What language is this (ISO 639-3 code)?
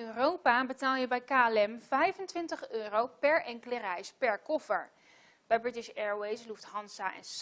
nld